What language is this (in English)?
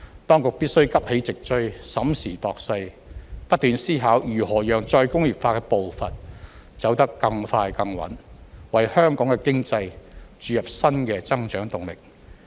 Cantonese